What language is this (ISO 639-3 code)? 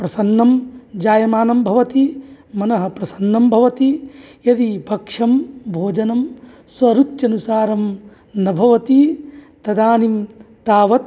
san